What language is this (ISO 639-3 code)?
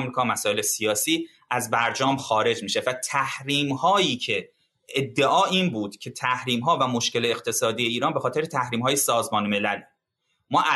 fas